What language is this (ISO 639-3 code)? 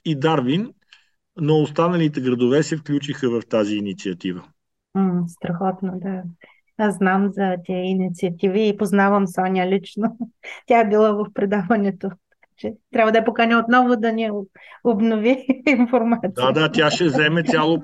bul